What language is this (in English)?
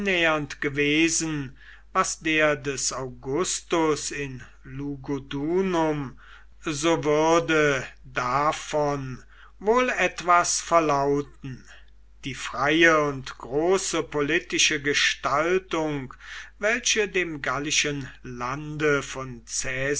German